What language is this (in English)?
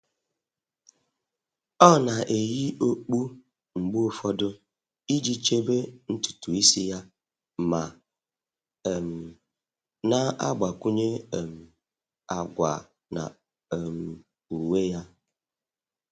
Igbo